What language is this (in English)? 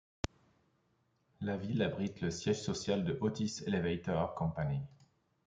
French